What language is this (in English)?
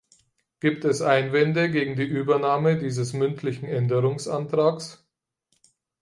German